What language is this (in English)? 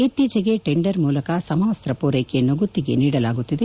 Kannada